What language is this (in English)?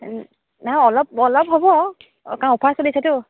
Assamese